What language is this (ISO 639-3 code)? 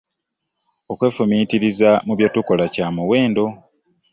lug